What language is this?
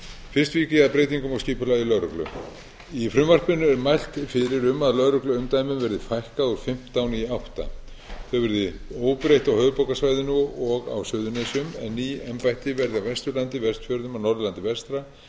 Icelandic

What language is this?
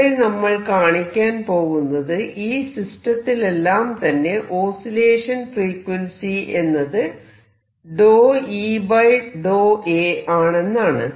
Malayalam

